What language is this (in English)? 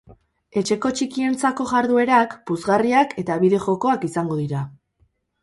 Basque